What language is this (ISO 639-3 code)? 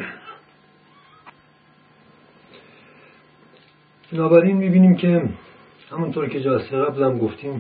fas